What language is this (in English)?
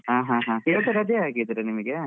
Kannada